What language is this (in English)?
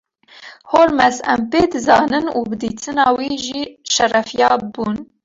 Kurdish